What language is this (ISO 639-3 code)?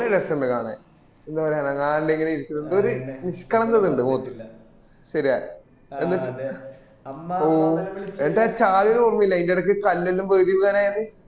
mal